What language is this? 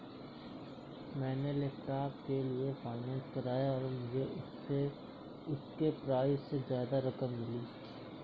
Hindi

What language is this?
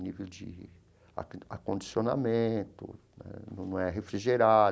Portuguese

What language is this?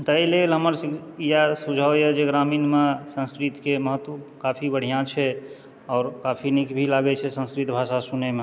Maithili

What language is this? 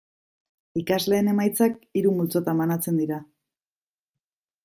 Basque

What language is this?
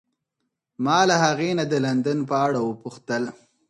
Pashto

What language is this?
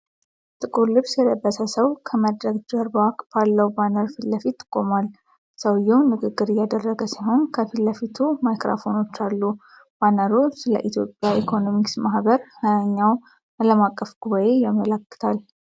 Amharic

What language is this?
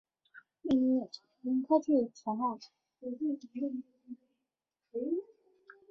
Chinese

